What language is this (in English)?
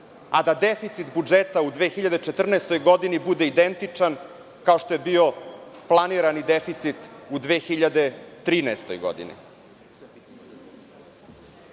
Serbian